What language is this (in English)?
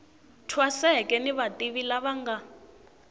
Tsonga